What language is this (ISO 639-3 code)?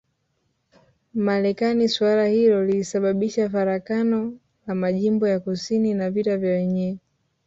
swa